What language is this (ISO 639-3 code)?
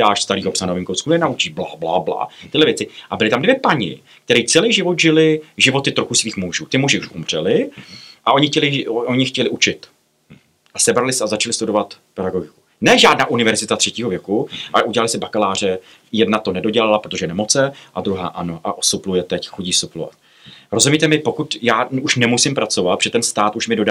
ces